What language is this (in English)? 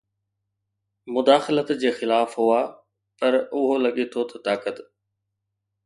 Sindhi